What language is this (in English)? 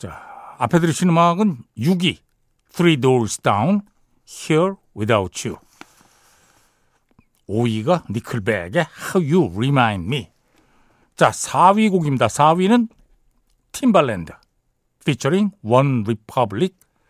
Korean